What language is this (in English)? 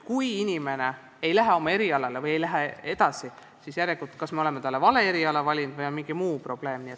Estonian